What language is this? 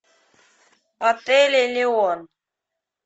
Russian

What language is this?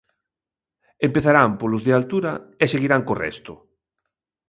Galician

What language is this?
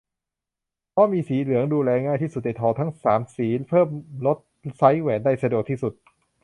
Thai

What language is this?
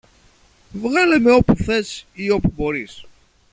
Greek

